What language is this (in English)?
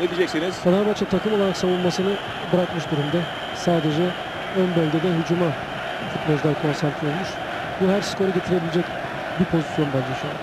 Turkish